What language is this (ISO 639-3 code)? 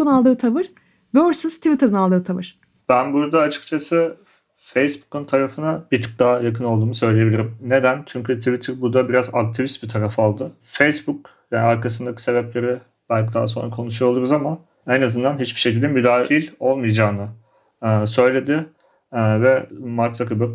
tur